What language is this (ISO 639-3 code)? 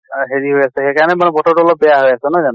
asm